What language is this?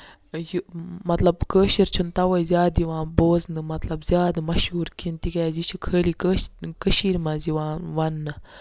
Kashmiri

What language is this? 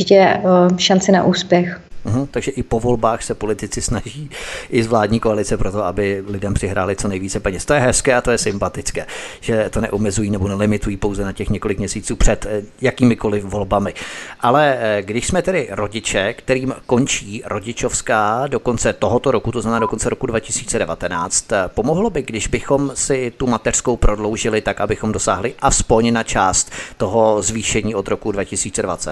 Czech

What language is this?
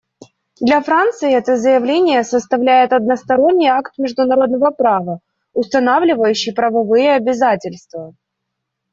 Russian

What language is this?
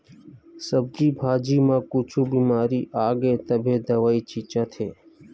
Chhattisgarhi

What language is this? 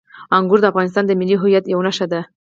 Pashto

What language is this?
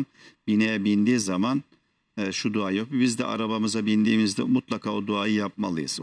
Turkish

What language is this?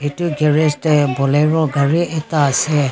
Naga Pidgin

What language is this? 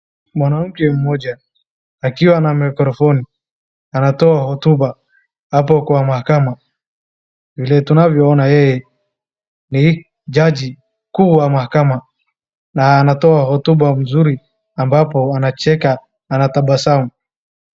Swahili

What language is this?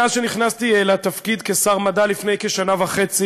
Hebrew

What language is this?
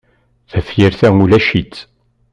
Kabyle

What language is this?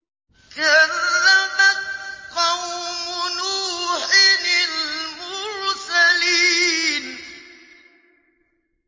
Arabic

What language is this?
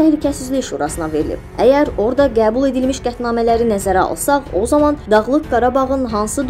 Turkish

